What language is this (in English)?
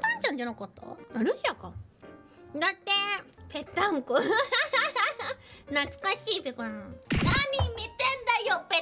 Japanese